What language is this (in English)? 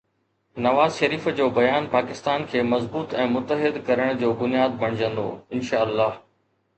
Sindhi